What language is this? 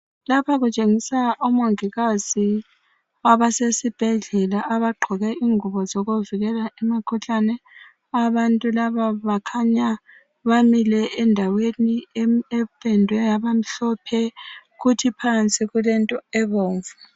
North Ndebele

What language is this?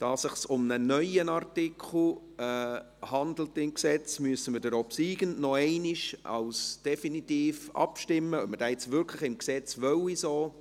Swiss German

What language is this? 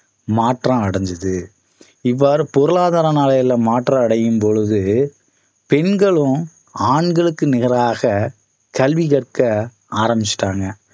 Tamil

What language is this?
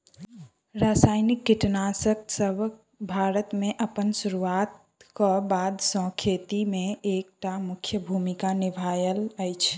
Maithili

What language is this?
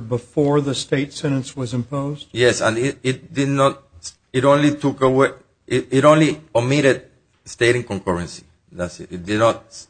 English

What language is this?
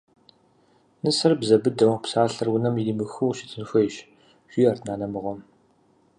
Kabardian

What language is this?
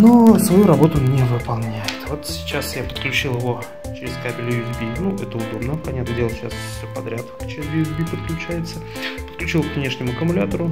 Russian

